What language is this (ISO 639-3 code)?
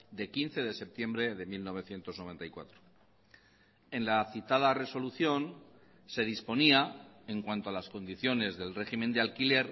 spa